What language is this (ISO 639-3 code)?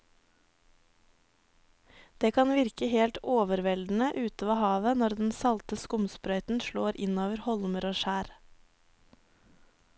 nor